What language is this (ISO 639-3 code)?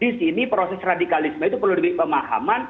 ind